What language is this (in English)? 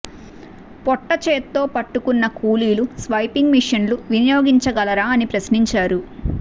Telugu